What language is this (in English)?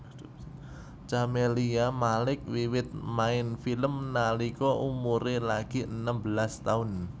Javanese